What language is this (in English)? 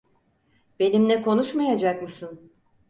Turkish